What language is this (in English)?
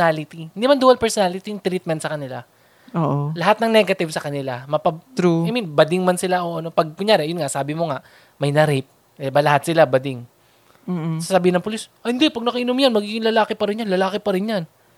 Filipino